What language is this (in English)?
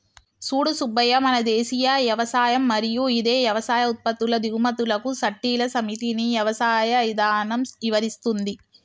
Telugu